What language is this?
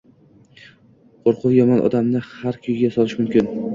Uzbek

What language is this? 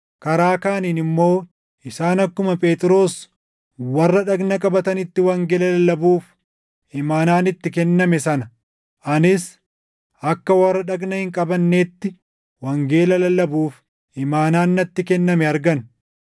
Oromo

